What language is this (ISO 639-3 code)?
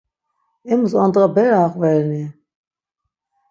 lzz